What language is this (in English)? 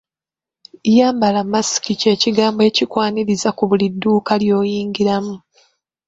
Ganda